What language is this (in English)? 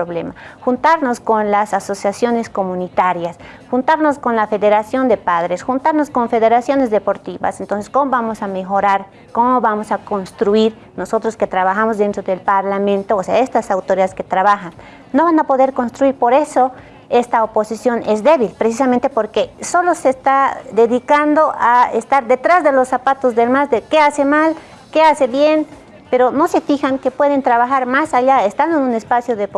Spanish